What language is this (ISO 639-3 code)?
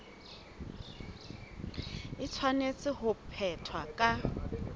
sot